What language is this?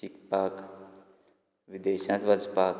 Konkani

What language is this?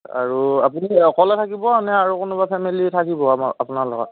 Assamese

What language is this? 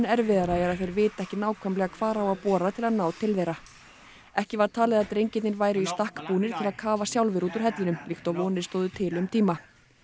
Icelandic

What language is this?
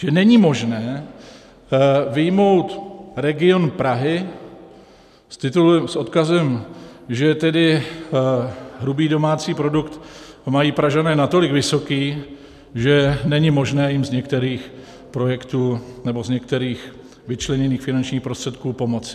Czech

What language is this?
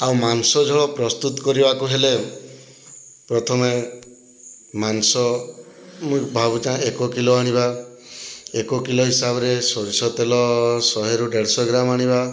Odia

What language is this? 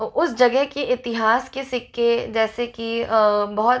Hindi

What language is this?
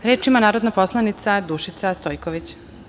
Serbian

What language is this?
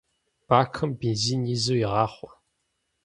Kabardian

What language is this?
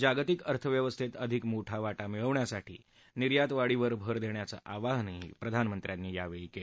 Marathi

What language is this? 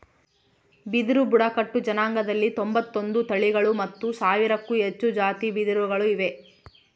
Kannada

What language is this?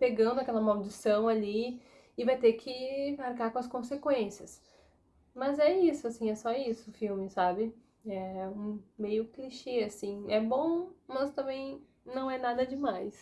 Portuguese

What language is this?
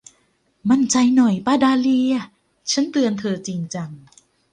Thai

